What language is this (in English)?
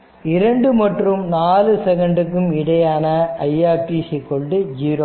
Tamil